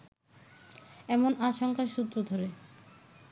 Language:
Bangla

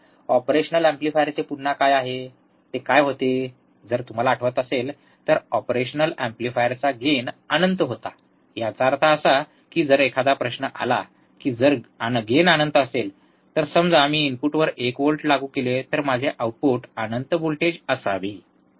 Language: Marathi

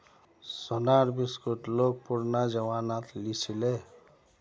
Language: Magahi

